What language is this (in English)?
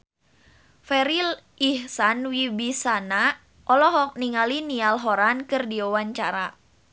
Sundanese